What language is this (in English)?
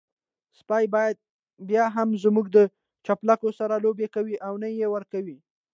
Pashto